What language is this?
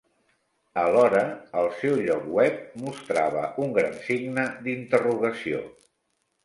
Catalan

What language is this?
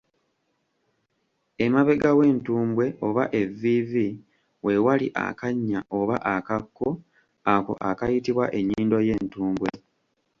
Ganda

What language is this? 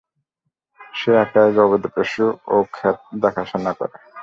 Bangla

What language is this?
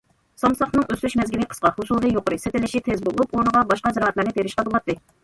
Uyghur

